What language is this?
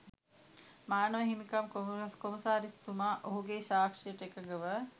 Sinhala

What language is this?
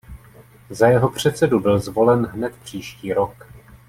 Czech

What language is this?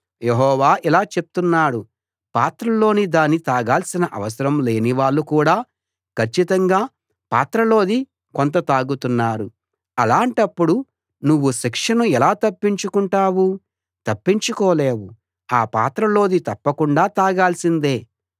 Telugu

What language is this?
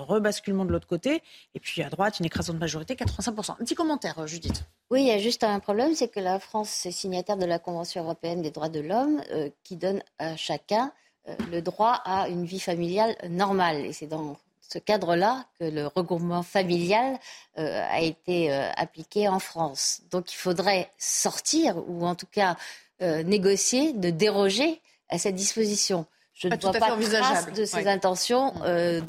French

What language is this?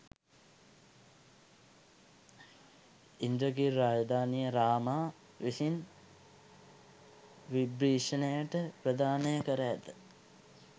Sinhala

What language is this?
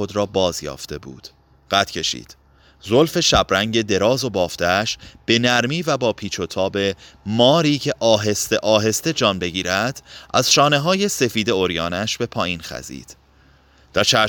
Persian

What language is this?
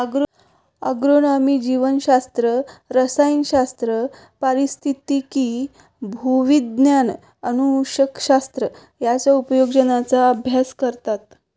Marathi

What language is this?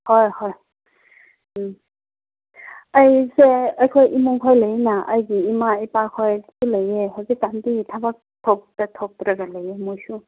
Manipuri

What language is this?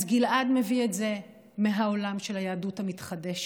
Hebrew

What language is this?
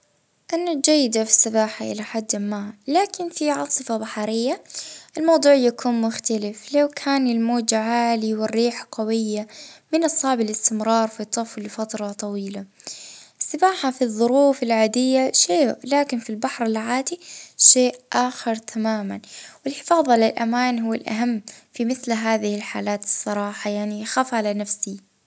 Libyan Arabic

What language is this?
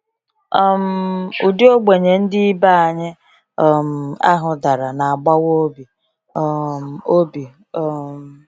Igbo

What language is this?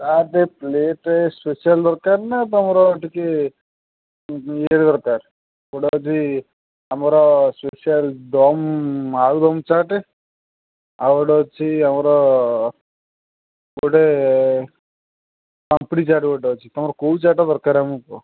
Odia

